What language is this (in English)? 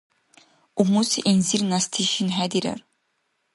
Dargwa